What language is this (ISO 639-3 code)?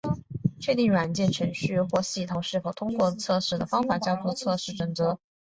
zho